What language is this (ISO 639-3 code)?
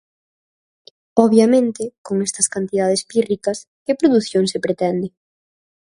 glg